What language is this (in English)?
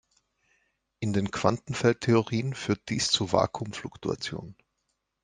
German